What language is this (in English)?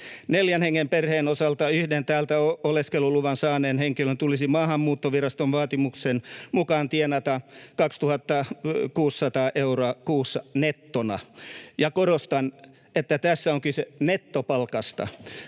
Finnish